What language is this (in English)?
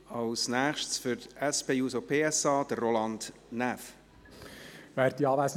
Swiss German